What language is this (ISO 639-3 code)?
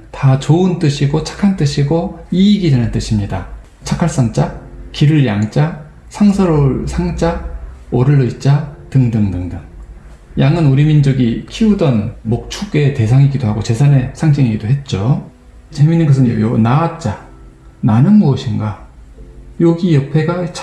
kor